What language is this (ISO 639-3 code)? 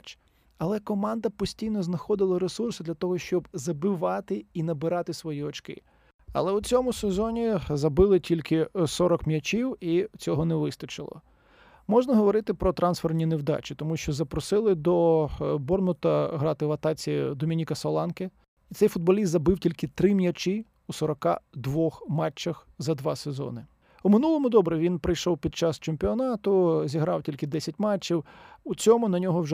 ukr